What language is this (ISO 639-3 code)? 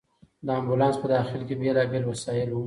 pus